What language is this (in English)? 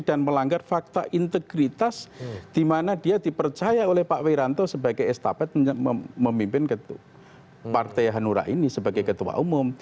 Indonesian